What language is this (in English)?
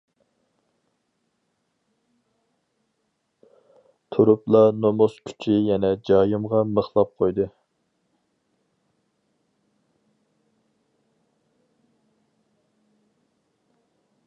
Uyghur